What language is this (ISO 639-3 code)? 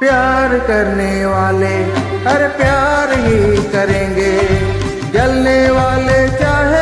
hin